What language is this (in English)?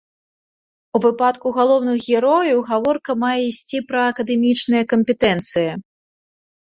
Belarusian